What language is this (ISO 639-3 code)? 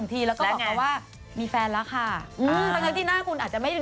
tha